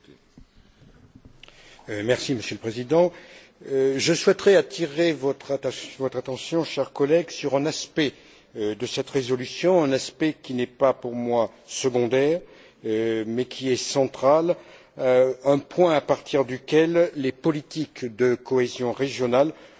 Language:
French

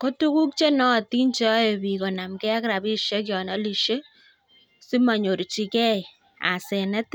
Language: Kalenjin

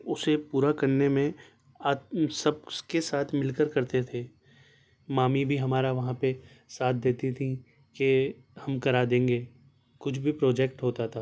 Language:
Urdu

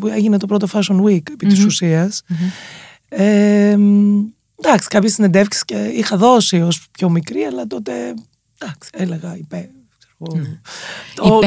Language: Greek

